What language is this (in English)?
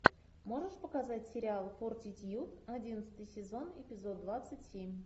Russian